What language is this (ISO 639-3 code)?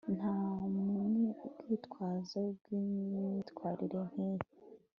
kin